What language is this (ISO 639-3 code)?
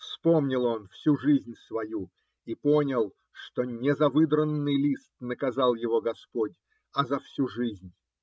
rus